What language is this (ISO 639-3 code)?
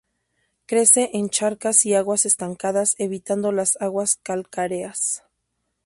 spa